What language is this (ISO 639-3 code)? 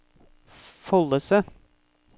nor